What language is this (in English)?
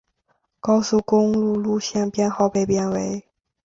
Chinese